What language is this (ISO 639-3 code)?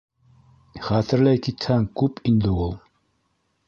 bak